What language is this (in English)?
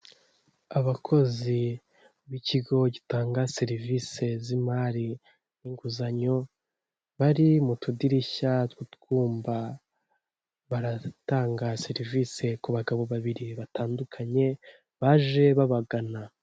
Kinyarwanda